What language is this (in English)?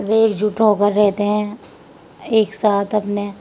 Urdu